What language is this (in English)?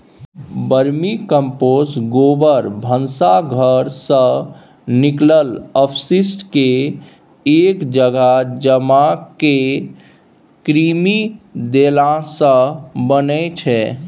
Maithili